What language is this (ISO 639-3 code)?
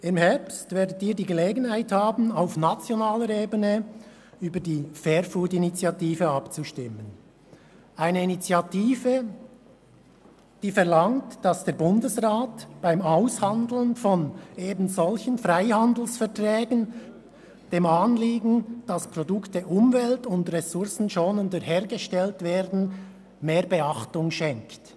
gsw